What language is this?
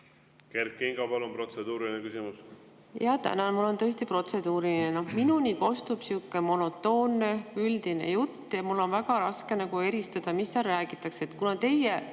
Estonian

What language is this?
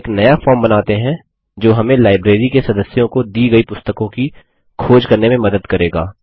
Hindi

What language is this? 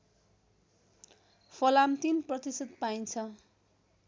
Nepali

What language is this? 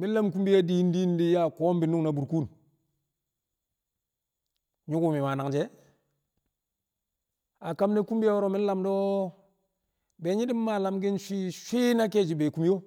Kamo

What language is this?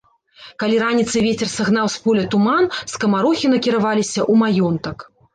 Belarusian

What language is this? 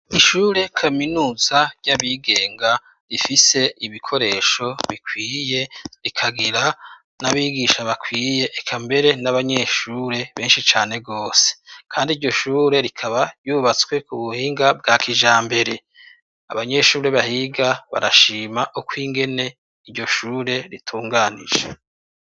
Rundi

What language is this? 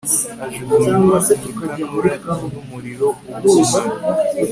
Kinyarwanda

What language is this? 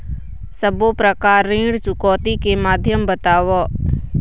Chhattisgarhi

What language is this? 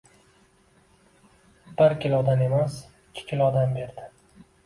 Uzbek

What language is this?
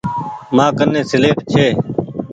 Goaria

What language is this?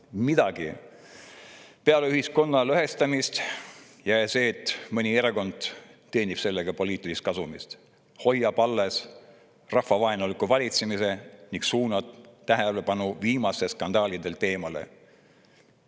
Estonian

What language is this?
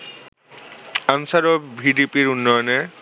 Bangla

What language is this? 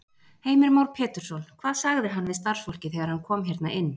Icelandic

